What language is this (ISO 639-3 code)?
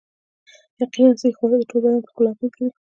pus